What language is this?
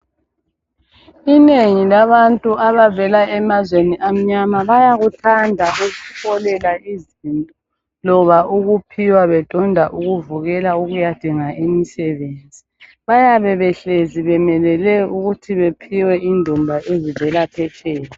North Ndebele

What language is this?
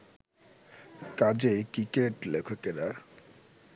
Bangla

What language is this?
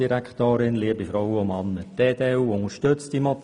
Swiss German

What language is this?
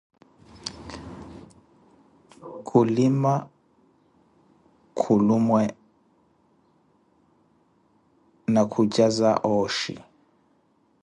Koti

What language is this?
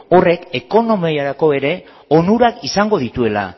Basque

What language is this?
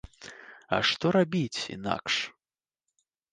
Belarusian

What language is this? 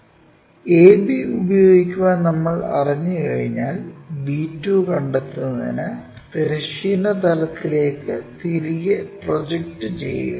Malayalam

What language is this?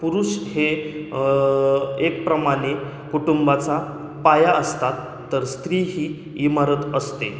Marathi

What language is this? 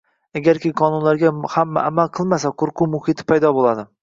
Uzbek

